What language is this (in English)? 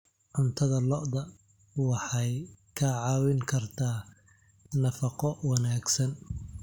Somali